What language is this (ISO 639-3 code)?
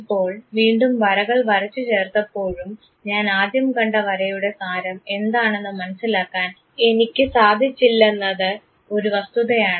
mal